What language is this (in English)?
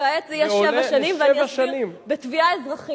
Hebrew